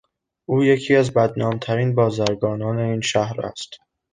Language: Persian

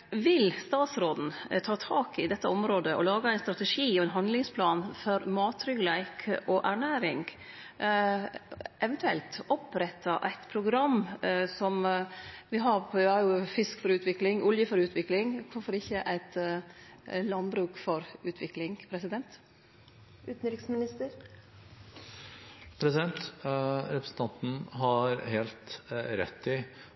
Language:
Norwegian Nynorsk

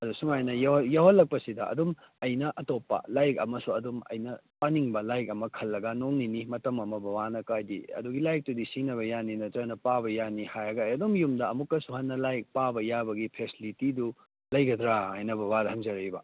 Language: Manipuri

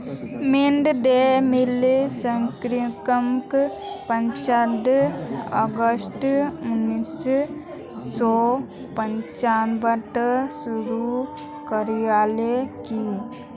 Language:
Magahi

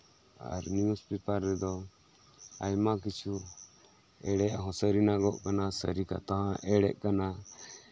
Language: Santali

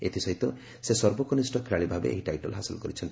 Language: Odia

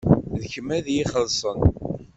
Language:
Kabyle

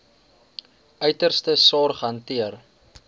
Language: Afrikaans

